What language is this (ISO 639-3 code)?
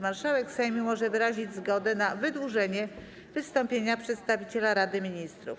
pol